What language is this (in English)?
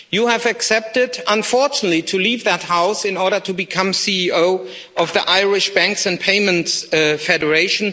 English